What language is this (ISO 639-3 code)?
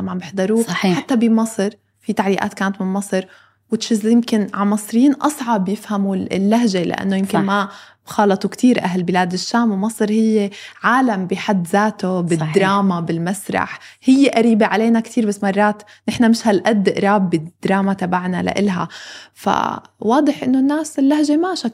ara